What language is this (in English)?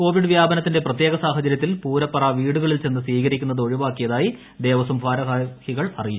Malayalam